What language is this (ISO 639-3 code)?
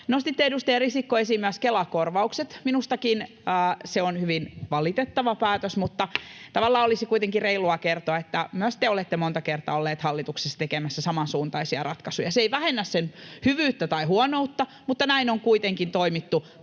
fin